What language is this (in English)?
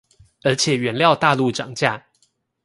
Chinese